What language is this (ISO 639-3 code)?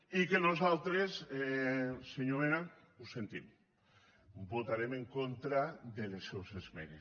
cat